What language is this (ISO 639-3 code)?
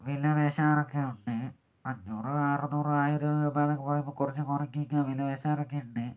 mal